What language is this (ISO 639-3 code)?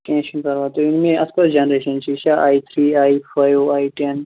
kas